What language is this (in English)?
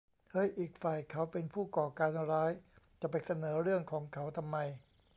Thai